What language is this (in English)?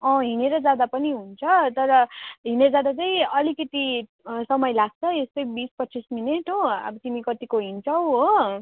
Nepali